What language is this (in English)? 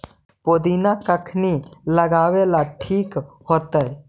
Magahi